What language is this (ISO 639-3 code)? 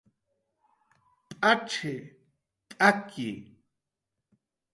jqr